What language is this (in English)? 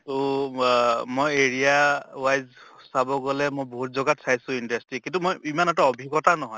Assamese